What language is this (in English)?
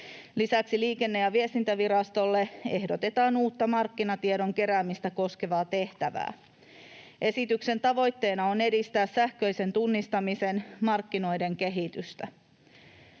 Finnish